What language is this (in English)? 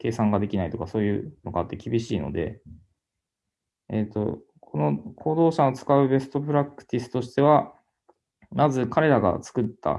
Japanese